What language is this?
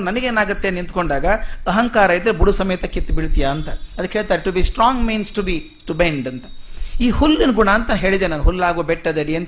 Kannada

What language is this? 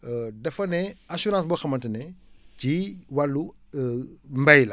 Wolof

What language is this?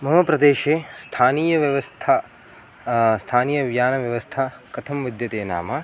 Sanskrit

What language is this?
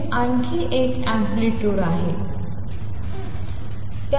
Marathi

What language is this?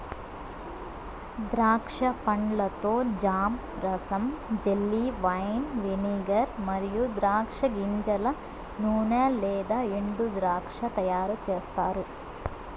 Telugu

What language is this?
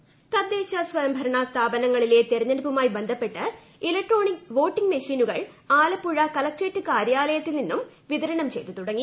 Malayalam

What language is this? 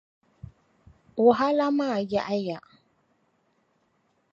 Dagbani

